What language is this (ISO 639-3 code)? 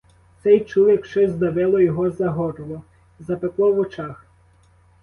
ukr